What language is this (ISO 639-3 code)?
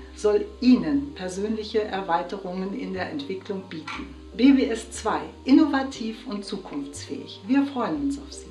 deu